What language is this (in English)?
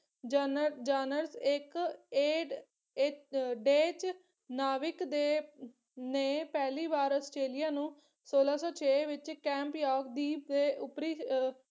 Punjabi